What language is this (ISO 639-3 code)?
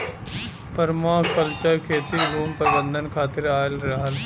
bho